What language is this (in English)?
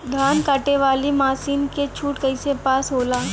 Bhojpuri